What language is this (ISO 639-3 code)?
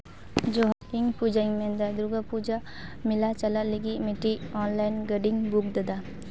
sat